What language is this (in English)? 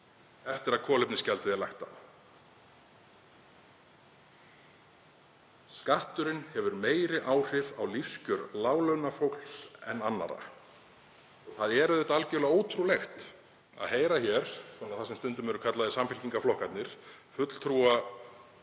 Icelandic